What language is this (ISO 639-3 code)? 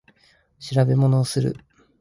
jpn